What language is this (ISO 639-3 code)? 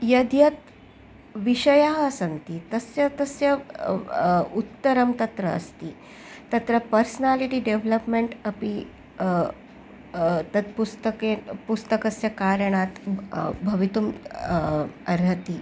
san